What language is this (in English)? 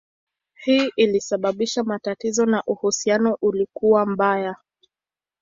Swahili